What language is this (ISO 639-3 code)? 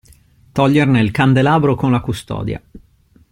ita